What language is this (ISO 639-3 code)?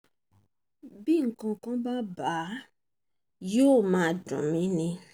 yor